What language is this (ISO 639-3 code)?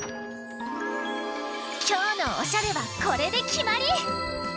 jpn